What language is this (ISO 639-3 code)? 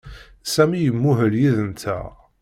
kab